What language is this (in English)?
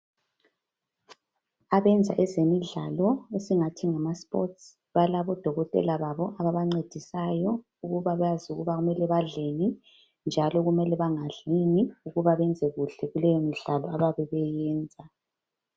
North Ndebele